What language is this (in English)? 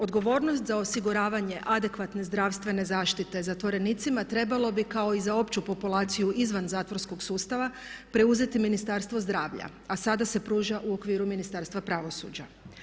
Croatian